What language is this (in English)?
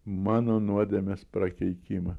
Lithuanian